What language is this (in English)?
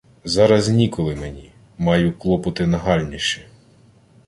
Ukrainian